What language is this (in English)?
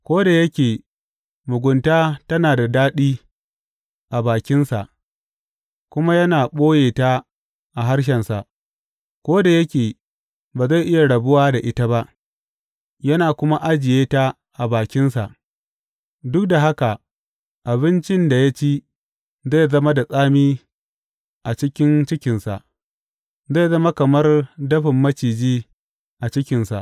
Hausa